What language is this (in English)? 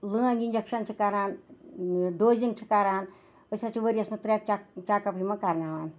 Kashmiri